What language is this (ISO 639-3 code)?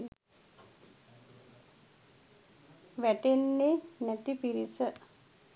sin